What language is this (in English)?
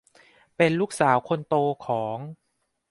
Thai